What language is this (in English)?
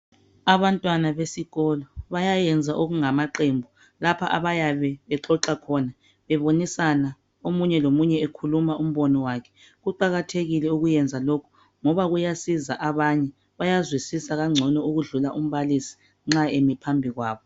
North Ndebele